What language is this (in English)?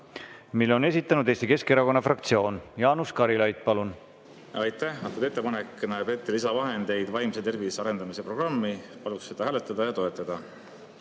Estonian